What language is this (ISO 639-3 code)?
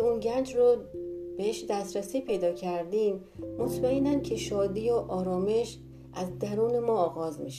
fas